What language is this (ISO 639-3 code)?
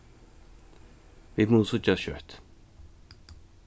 fao